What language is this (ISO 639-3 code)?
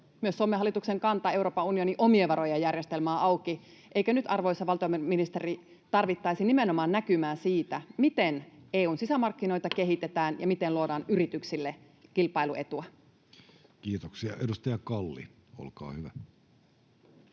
fin